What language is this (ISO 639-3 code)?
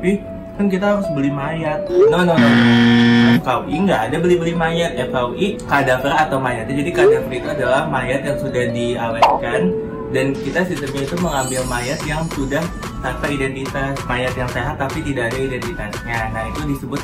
ind